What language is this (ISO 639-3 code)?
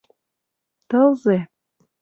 chm